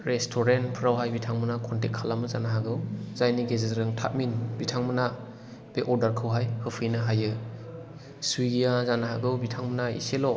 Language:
Bodo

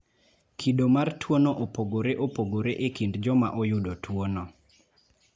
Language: Luo (Kenya and Tanzania)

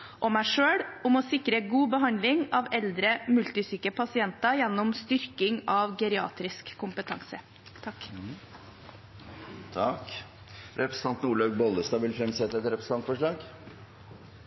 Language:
Norwegian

